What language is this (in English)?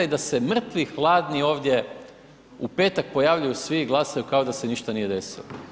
Croatian